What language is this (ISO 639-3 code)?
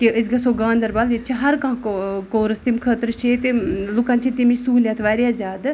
kas